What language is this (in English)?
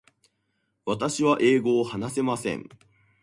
Japanese